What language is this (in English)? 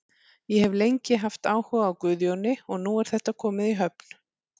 Icelandic